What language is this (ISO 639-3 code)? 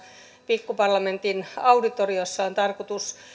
fin